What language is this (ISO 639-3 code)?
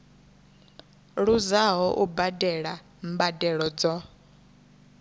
ven